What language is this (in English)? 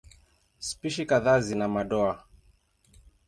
Swahili